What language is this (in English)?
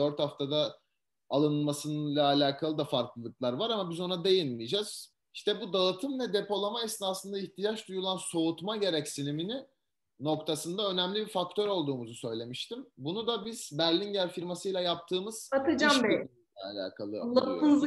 Turkish